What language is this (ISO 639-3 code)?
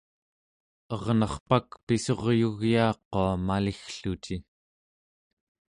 esu